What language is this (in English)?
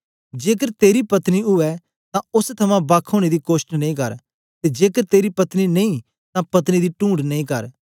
Dogri